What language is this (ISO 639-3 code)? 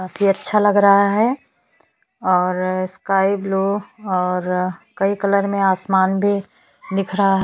hin